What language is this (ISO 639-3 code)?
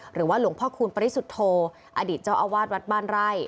tha